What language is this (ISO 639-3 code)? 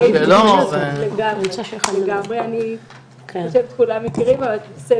heb